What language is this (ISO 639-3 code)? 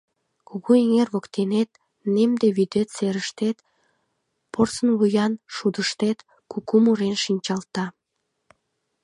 chm